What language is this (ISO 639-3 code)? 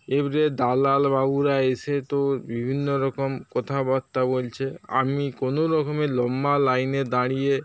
ben